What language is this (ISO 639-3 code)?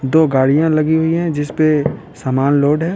hin